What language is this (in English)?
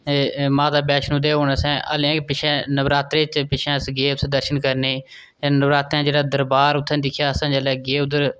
Dogri